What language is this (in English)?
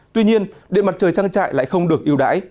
Vietnamese